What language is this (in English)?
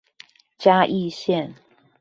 Chinese